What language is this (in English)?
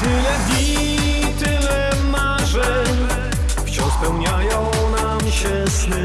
Polish